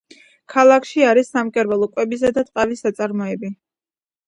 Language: Georgian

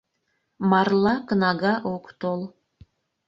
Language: Mari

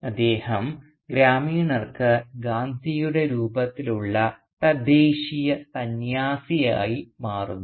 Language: Malayalam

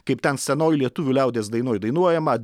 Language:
Lithuanian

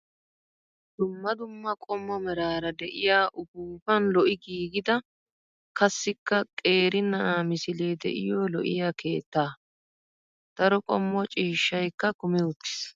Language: Wolaytta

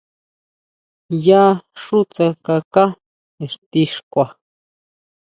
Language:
Huautla Mazatec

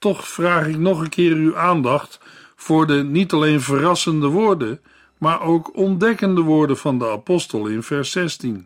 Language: Dutch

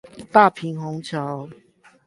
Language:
Chinese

